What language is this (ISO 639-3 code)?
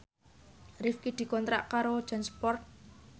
jav